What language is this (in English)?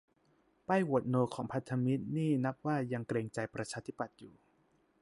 Thai